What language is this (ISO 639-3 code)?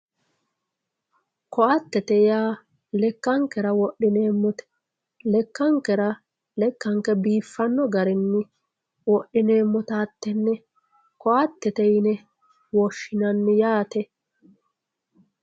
sid